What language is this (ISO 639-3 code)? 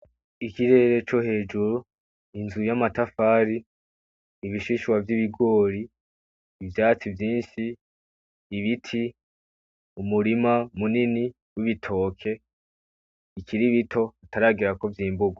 run